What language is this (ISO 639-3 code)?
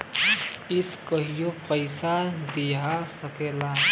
bho